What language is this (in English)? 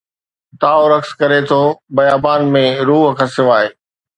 Sindhi